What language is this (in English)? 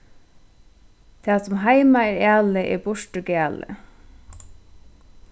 Faroese